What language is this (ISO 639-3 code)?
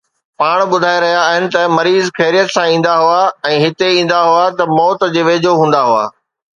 snd